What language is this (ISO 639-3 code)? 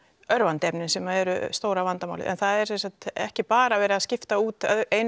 isl